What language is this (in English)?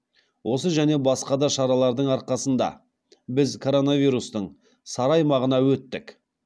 Kazakh